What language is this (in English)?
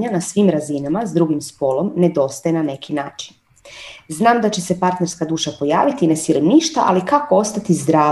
Croatian